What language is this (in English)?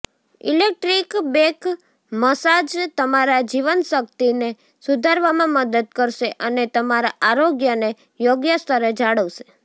Gujarati